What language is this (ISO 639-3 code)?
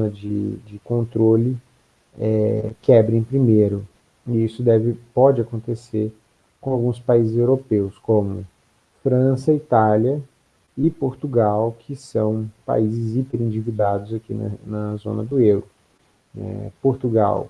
por